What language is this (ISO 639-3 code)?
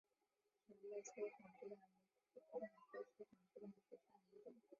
zho